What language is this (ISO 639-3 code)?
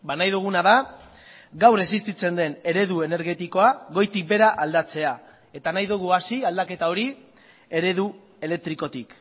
eus